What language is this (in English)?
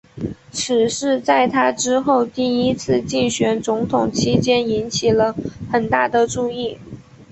Chinese